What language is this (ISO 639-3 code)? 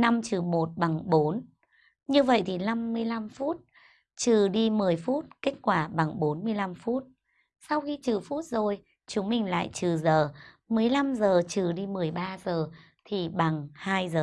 vie